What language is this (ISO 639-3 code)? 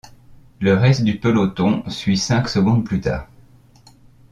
fra